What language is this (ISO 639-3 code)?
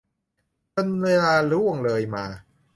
tha